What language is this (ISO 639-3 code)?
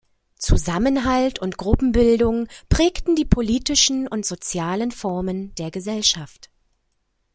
deu